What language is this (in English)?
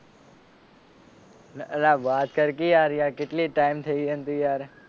Gujarati